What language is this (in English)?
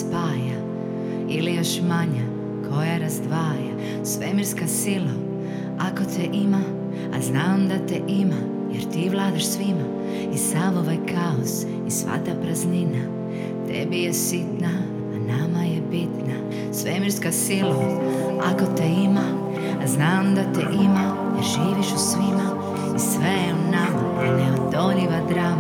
Croatian